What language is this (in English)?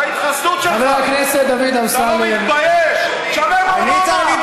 Hebrew